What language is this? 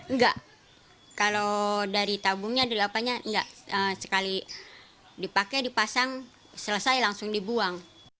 Indonesian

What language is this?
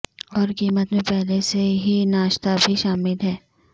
Urdu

